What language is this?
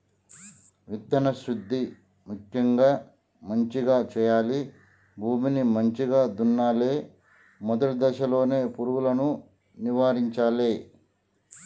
Telugu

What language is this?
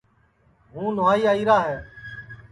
Sansi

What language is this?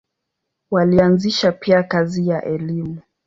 Swahili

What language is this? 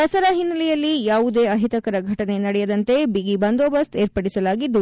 Kannada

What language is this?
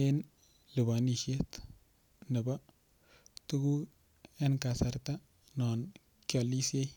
Kalenjin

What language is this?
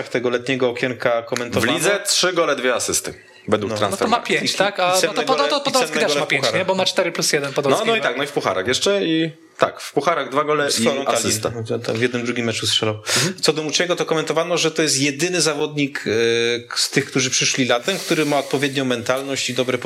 Polish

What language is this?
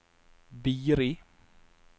Norwegian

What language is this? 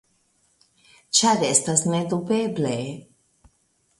Esperanto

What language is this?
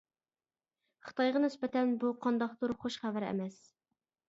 Uyghur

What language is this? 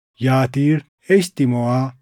Oromo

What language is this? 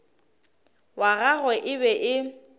Northern Sotho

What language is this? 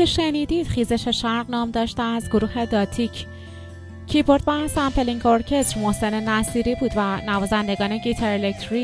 Persian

